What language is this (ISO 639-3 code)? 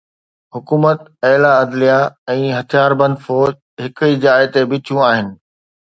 snd